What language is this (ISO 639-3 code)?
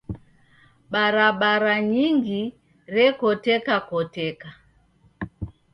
dav